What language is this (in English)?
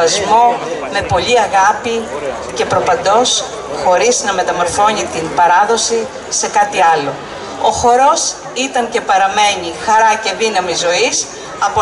Greek